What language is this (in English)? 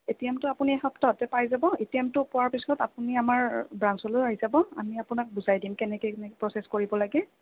Assamese